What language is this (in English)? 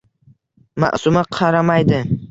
Uzbek